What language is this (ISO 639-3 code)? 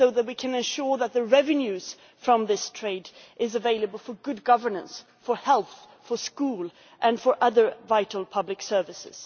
eng